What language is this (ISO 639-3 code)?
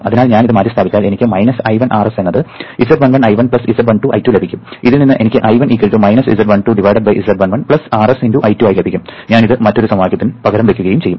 mal